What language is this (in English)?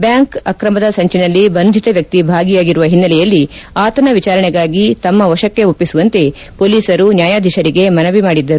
Kannada